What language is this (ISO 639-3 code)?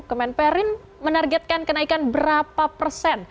ind